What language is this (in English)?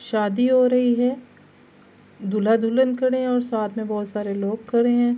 Urdu